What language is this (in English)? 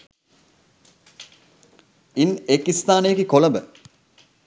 Sinhala